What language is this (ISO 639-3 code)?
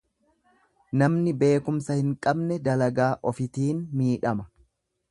orm